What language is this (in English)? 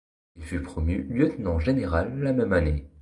French